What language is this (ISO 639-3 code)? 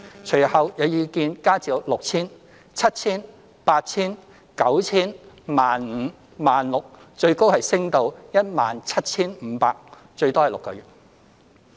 yue